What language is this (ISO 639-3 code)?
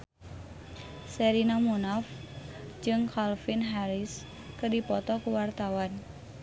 sun